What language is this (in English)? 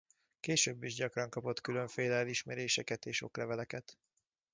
Hungarian